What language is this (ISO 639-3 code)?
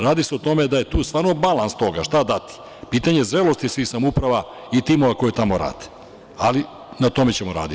srp